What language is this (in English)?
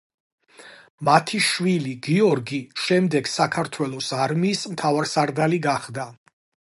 Georgian